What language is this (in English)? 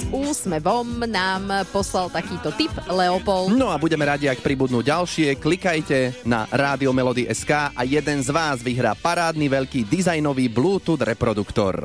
Slovak